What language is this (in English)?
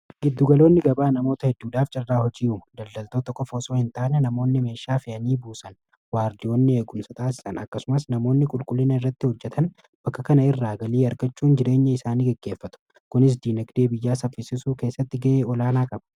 Oromo